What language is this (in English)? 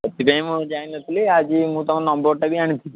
Odia